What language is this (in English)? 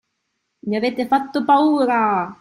Italian